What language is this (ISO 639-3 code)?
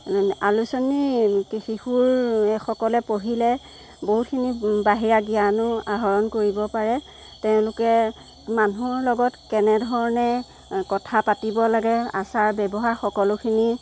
asm